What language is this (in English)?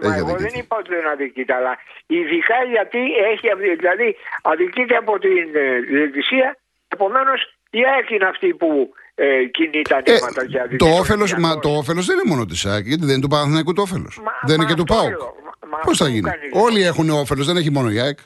Greek